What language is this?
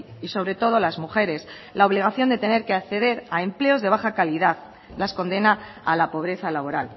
Spanish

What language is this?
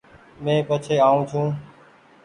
Goaria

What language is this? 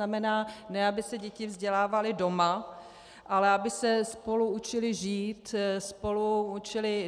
Czech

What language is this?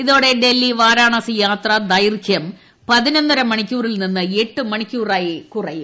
Malayalam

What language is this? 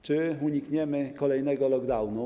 Polish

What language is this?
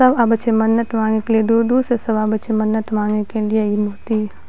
Maithili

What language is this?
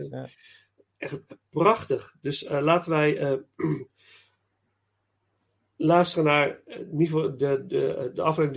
Dutch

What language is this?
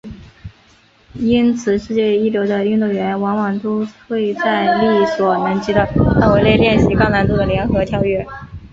Chinese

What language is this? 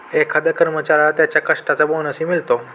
Marathi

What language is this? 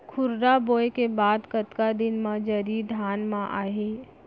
Chhattisgarhi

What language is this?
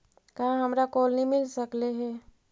Magahi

